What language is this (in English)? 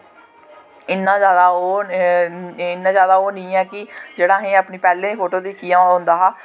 Dogri